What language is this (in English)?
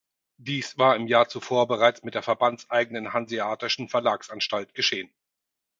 German